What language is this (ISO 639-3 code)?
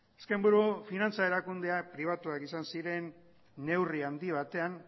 eus